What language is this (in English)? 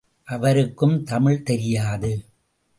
Tamil